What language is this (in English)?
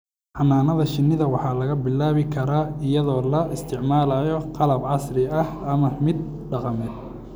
Somali